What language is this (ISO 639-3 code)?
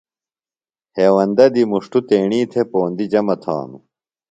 phl